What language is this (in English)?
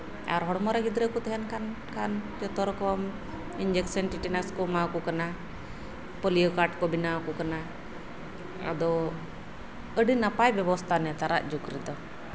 Santali